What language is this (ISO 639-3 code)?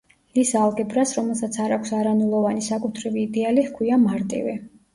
kat